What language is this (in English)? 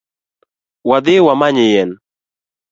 Luo (Kenya and Tanzania)